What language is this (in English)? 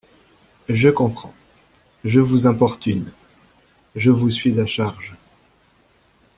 French